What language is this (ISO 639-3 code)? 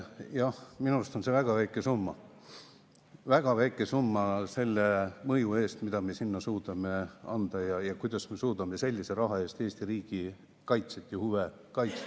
est